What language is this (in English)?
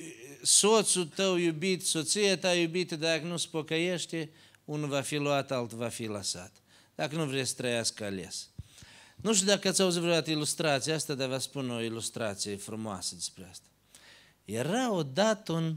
Romanian